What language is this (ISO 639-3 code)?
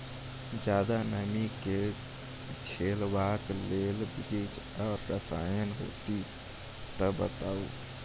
mai